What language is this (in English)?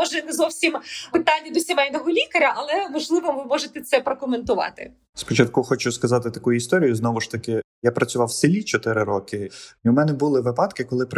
Ukrainian